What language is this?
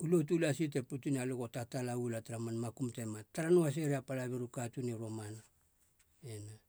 Halia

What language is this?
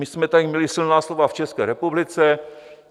Czech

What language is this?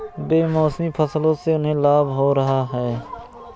Hindi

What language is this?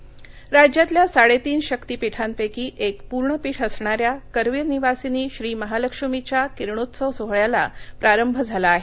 Marathi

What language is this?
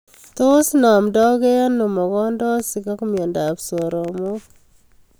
Kalenjin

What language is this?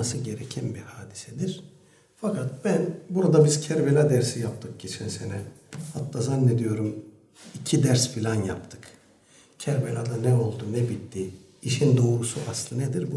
Turkish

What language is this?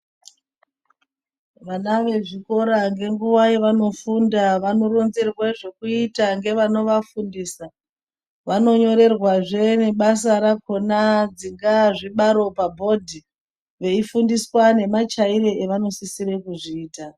Ndau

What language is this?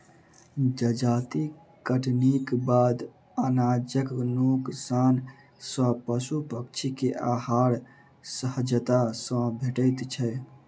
Maithili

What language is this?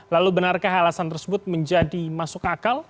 Indonesian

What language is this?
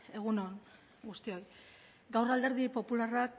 Basque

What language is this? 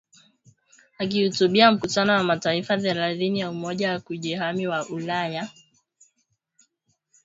Swahili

